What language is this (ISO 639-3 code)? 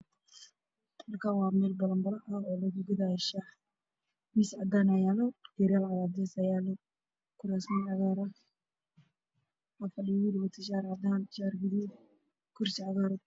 som